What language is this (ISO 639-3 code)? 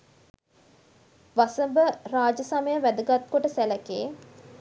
sin